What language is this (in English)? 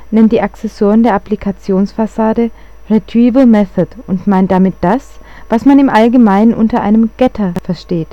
German